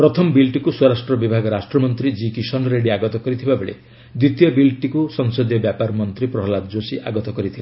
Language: Odia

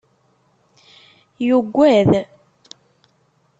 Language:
Kabyle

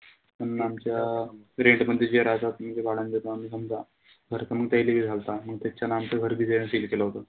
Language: Marathi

